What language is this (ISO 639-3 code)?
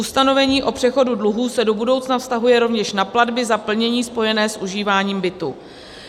ces